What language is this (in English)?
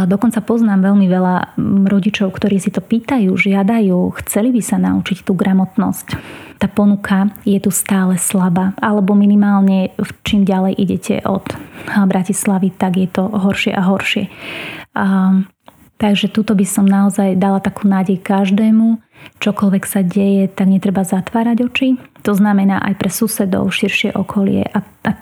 Slovak